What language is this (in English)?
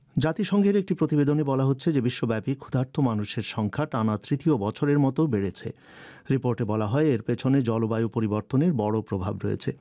Bangla